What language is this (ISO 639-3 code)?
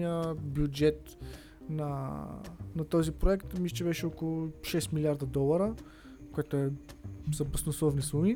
bul